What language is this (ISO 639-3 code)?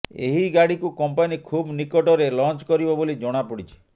ori